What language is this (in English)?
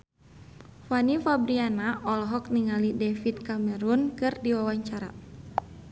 Sundanese